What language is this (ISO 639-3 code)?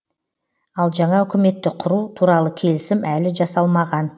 kaz